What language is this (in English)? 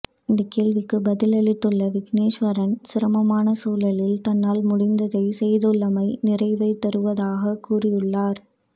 Tamil